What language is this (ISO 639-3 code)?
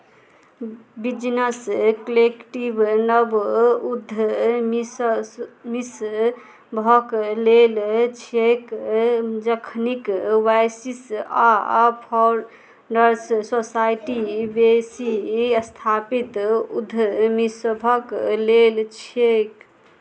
mai